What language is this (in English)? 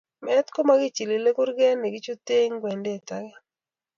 Kalenjin